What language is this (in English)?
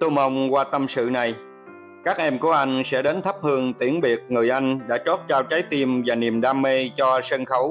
Vietnamese